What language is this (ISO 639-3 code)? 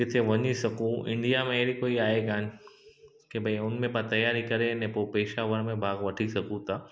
snd